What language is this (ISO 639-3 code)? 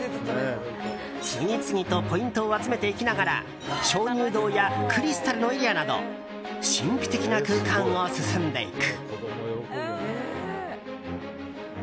jpn